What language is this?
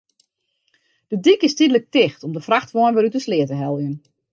Western Frisian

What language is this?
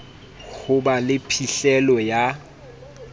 Southern Sotho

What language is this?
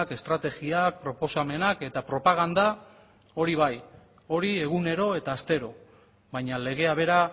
Basque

